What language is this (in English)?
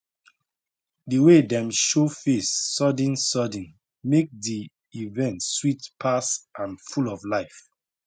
Nigerian Pidgin